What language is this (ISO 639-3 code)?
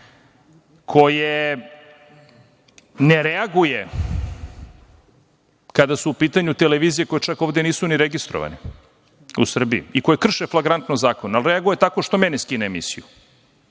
srp